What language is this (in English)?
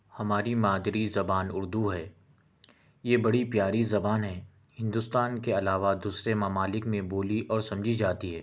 Urdu